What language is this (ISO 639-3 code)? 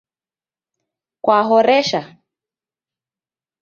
dav